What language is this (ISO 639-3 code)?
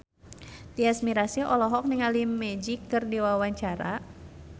sun